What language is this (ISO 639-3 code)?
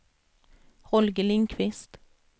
swe